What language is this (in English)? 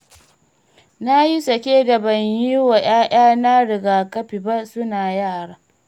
Hausa